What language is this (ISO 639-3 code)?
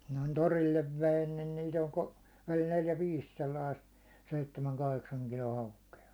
fin